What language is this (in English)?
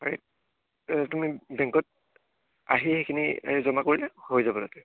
Assamese